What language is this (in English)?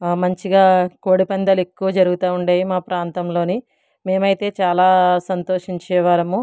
Telugu